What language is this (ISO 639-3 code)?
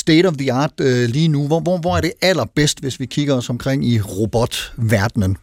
dan